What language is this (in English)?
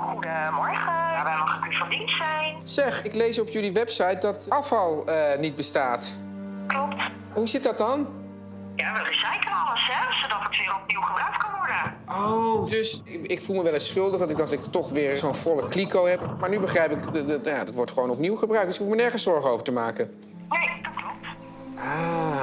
Dutch